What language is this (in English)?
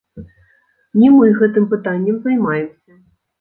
Belarusian